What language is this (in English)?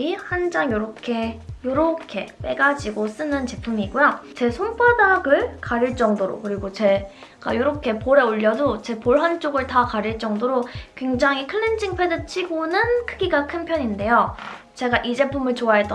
Korean